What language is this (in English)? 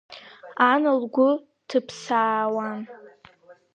Abkhazian